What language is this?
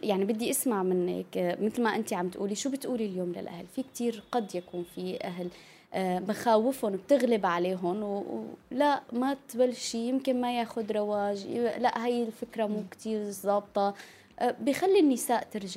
Arabic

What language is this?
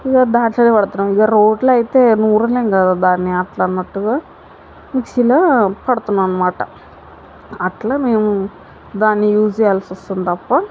Telugu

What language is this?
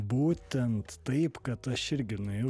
Lithuanian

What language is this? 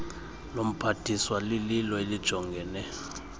Xhosa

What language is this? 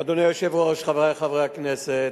Hebrew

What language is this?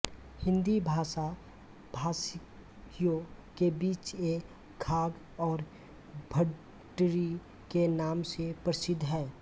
Hindi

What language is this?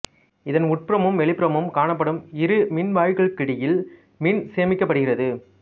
Tamil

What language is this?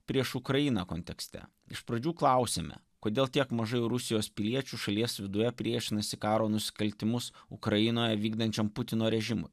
Lithuanian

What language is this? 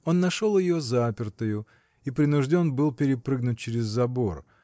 Russian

